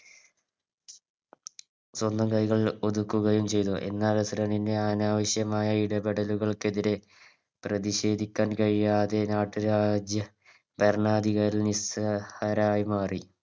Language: Malayalam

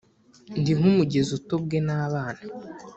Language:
Kinyarwanda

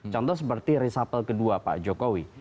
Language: Indonesian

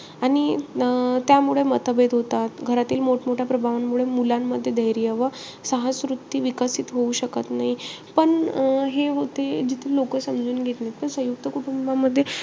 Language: Marathi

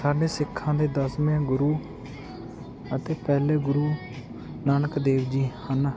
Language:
Punjabi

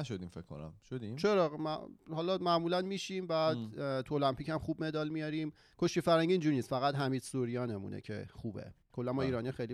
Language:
Persian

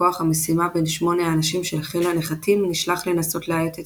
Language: Hebrew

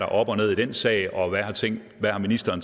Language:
Danish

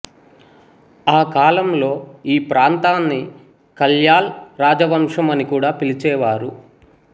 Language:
Telugu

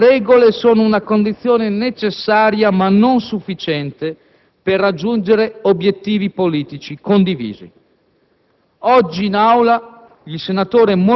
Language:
Italian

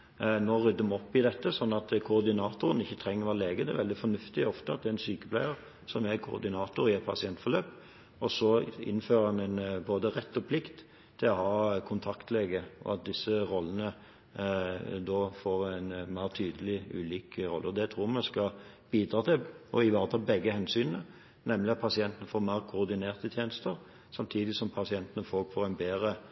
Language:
Norwegian Bokmål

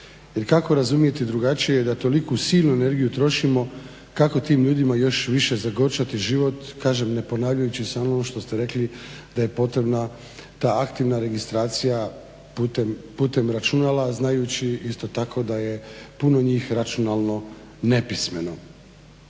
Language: Croatian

